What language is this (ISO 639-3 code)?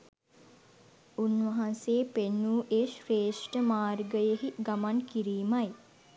sin